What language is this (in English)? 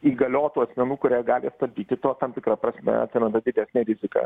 Lithuanian